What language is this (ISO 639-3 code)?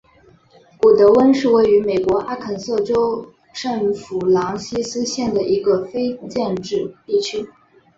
zho